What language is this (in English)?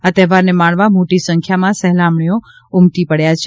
Gujarati